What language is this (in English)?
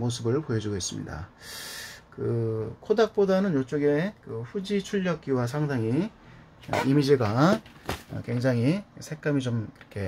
Korean